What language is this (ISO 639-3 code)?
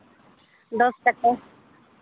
sat